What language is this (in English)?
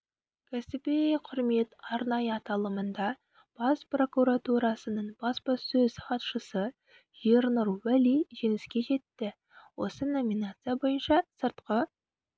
Kazakh